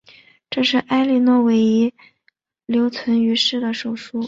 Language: Chinese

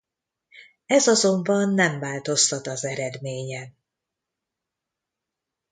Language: Hungarian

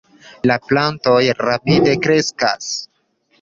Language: Esperanto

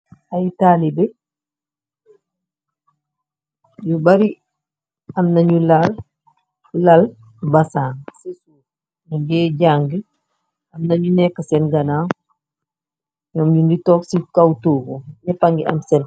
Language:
Wolof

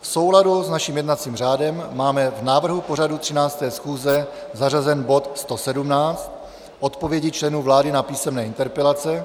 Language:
Czech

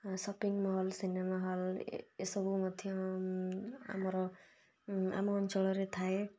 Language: Odia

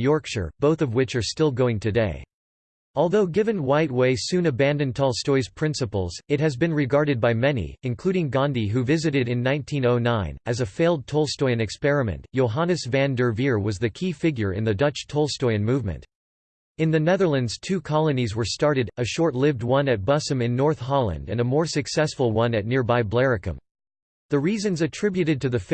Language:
English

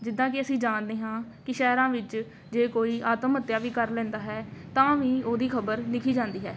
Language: Punjabi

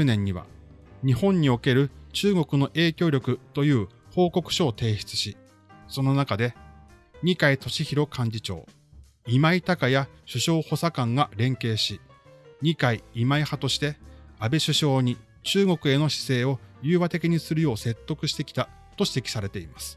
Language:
Japanese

